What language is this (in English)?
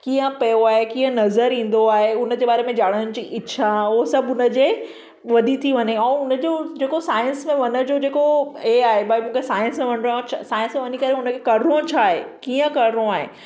Sindhi